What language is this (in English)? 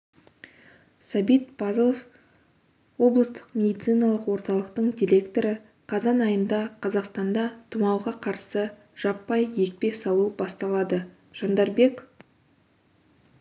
Kazakh